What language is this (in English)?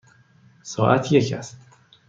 Persian